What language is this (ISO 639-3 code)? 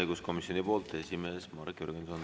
est